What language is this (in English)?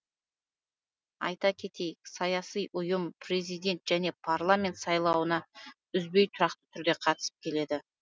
Kazakh